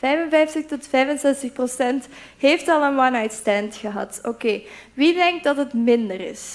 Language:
Dutch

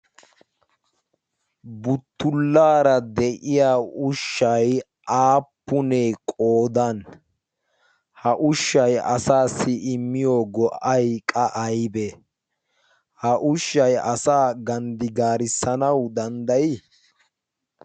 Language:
Wolaytta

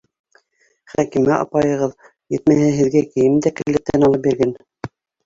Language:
Bashkir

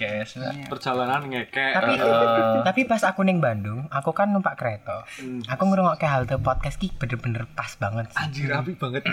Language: Indonesian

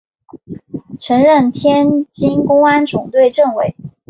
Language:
Chinese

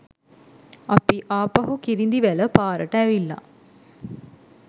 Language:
Sinhala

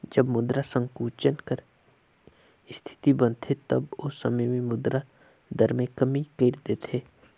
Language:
Chhattisgarhi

